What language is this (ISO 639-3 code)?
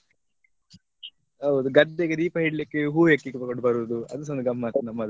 kan